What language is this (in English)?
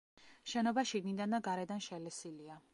Georgian